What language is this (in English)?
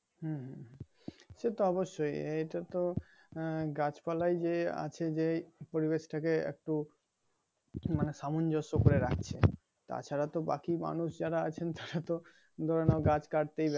Bangla